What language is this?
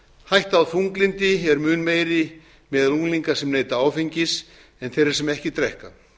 Icelandic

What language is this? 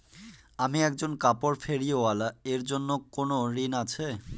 Bangla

